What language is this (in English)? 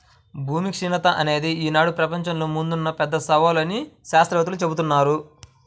Telugu